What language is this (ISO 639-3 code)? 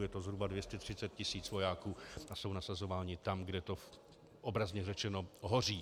ces